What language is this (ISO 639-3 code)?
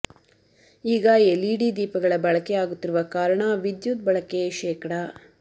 kan